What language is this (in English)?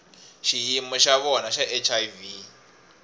Tsonga